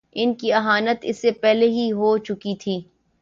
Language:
Urdu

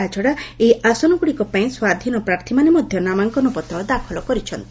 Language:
Odia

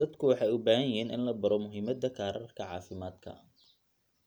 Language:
Somali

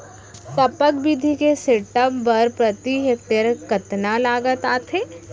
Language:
Chhattisgarhi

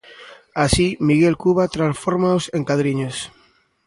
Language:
Galician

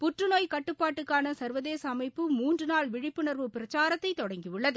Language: Tamil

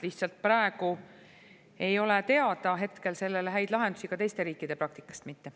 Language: Estonian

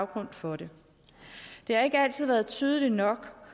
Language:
Danish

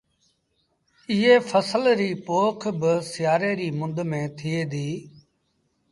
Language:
Sindhi Bhil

